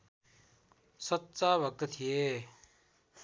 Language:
Nepali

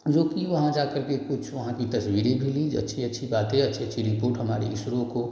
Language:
Hindi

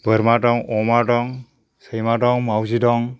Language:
Bodo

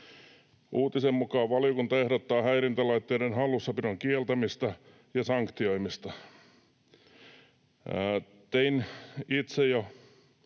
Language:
Finnish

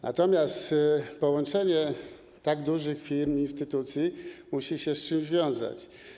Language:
Polish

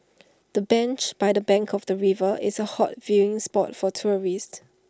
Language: English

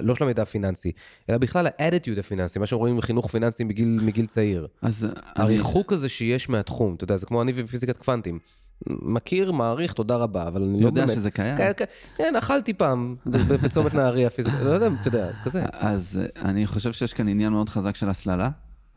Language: Hebrew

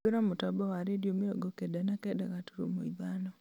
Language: Kikuyu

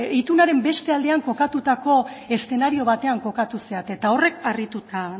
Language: Basque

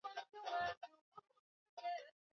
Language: Swahili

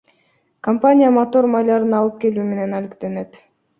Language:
Kyrgyz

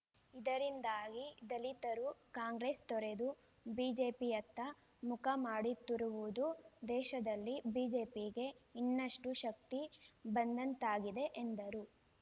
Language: Kannada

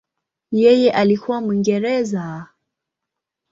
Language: Swahili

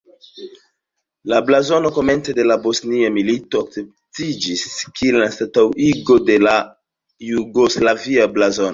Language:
Esperanto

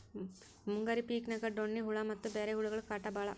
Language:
Kannada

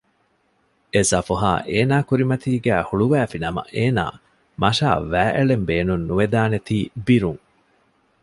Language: Divehi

